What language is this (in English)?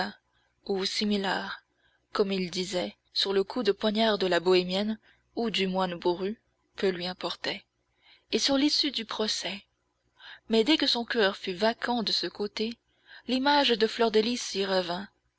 French